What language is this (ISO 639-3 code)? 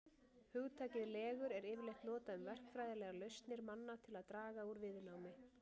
isl